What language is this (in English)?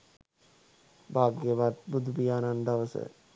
Sinhala